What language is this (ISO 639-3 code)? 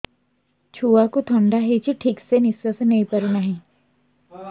ori